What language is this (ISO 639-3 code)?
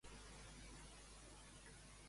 cat